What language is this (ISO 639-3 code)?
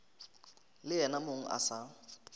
nso